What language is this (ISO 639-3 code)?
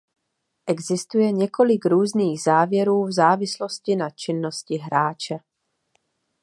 ces